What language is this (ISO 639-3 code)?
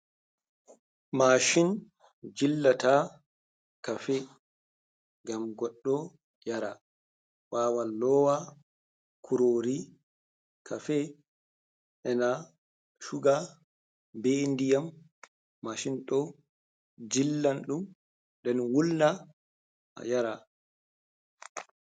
ful